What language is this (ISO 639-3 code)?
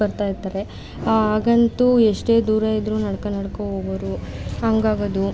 kan